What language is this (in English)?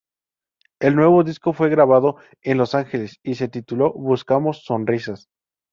Spanish